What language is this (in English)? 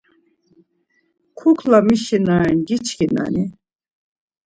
Laz